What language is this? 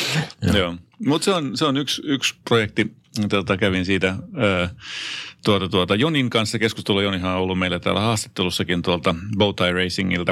Finnish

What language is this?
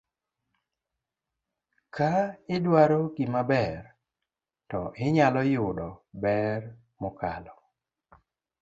Luo (Kenya and Tanzania)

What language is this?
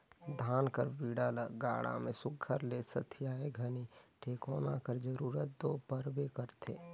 Chhattisgarhi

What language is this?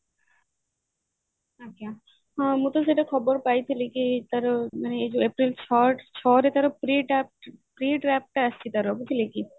Odia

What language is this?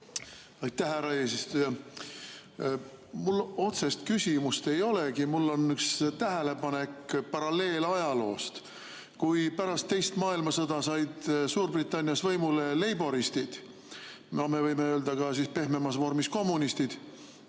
Estonian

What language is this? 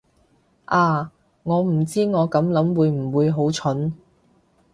Cantonese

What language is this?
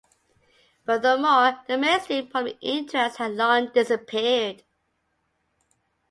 English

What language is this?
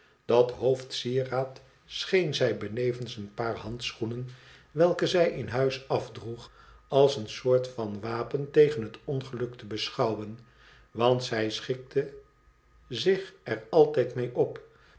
Dutch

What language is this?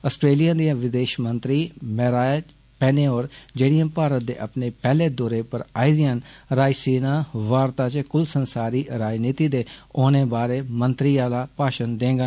Dogri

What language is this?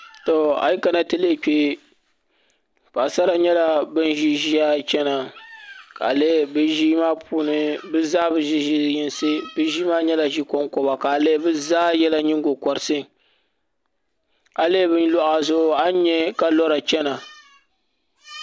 Dagbani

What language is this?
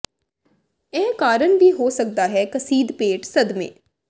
Punjabi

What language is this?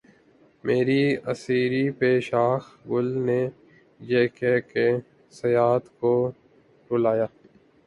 Urdu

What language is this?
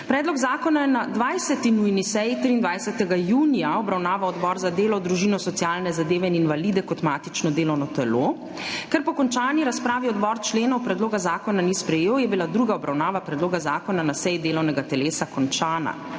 Slovenian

